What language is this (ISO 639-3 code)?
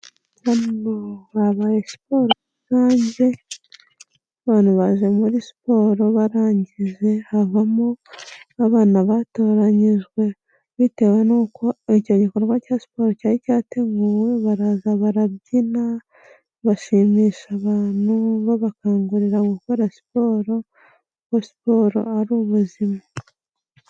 kin